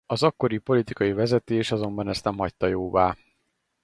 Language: Hungarian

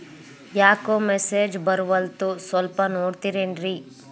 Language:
Kannada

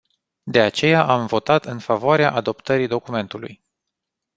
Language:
Romanian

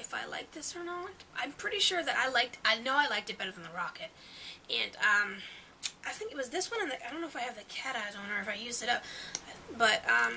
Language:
English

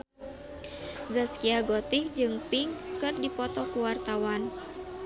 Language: Sundanese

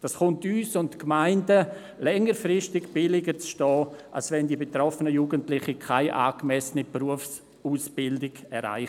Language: Swiss German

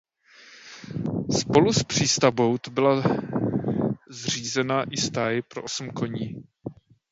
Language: Czech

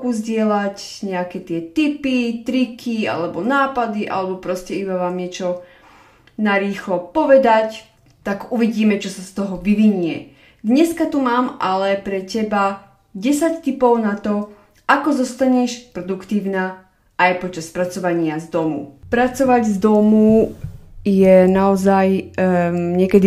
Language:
Slovak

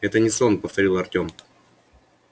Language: Russian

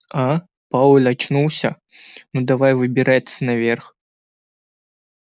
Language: Russian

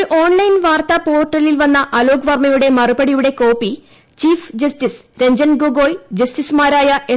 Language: Malayalam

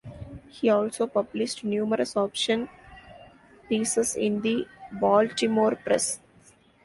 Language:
English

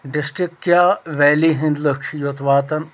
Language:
Kashmiri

